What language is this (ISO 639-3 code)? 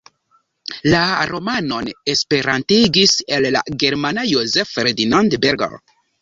epo